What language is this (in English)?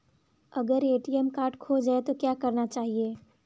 Hindi